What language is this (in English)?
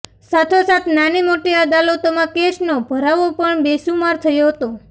Gujarati